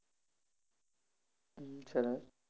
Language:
Gujarati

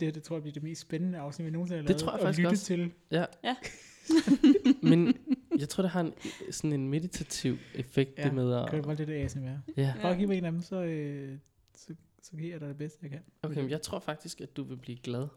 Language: Danish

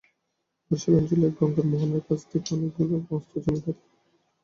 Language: Bangla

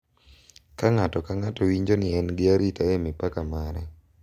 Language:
Luo (Kenya and Tanzania)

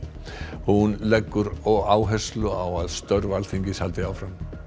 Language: Icelandic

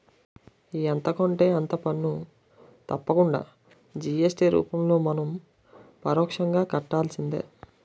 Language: Telugu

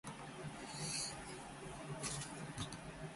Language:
Japanese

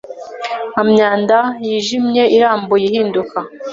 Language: Kinyarwanda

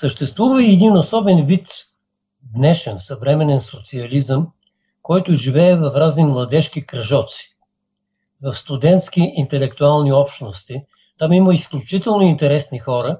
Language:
Bulgarian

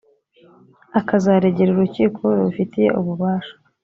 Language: Kinyarwanda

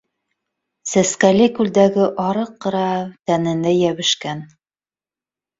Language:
Bashkir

